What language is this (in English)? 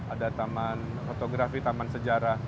Indonesian